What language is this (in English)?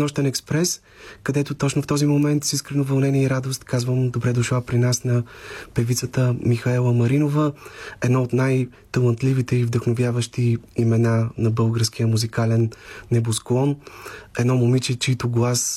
Bulgarian